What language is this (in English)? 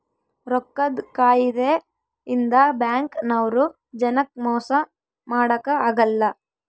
Kannada